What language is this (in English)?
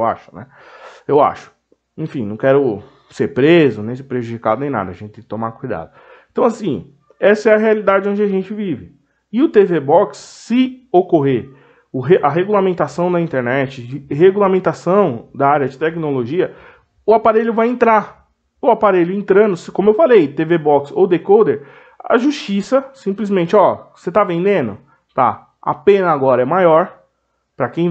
Portuguese